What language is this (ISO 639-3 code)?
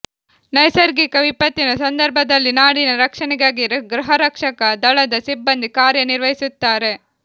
kan